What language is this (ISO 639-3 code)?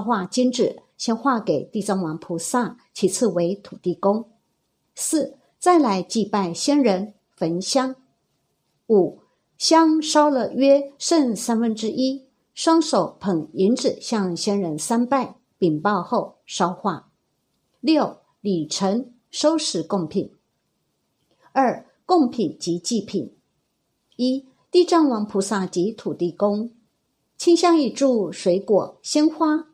zho